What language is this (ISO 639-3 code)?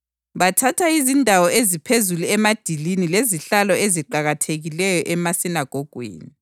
nde